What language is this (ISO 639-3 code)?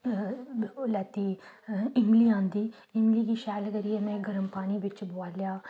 doi